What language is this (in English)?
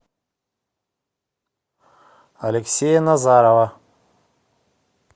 Russian